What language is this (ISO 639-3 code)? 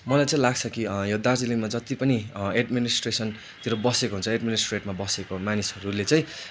nep